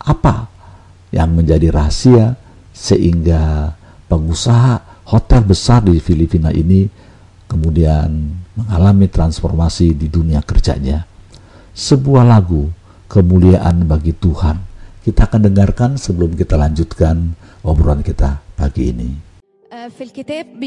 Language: Indonesian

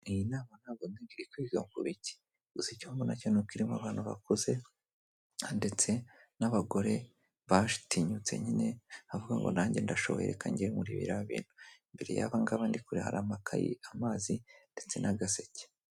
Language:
Kinyarwanda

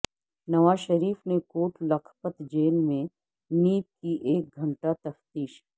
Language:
Urdu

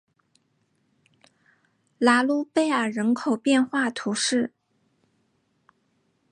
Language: Chinese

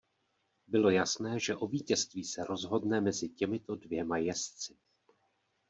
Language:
Czech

